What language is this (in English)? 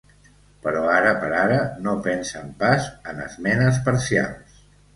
Catalan